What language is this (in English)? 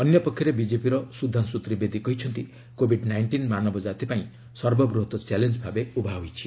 Odia